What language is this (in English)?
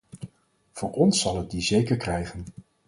Dutch